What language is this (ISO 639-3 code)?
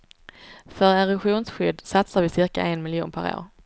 swe